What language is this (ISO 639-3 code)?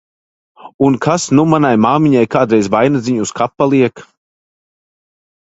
lav